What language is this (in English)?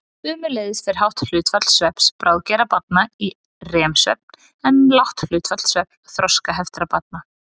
Icelandic